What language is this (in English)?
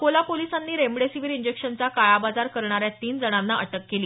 Marathi